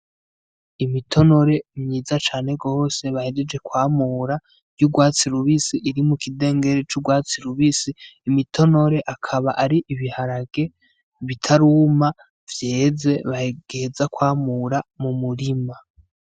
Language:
Rundi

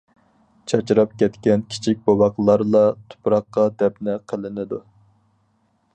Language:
Uyghur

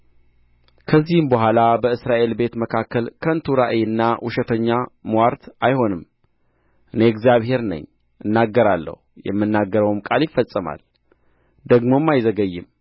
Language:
Amharic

